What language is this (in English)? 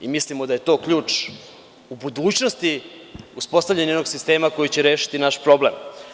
Serbian